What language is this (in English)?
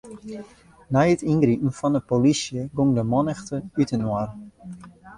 Western Frisian